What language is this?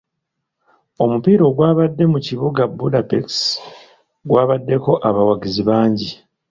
Ganda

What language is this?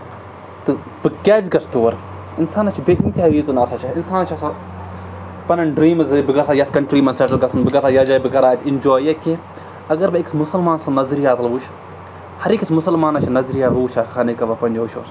Kashmiri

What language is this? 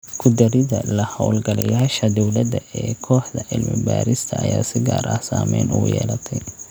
Somali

